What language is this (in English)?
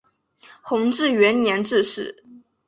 Chinese